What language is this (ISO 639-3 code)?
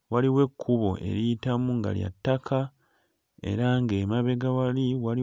lug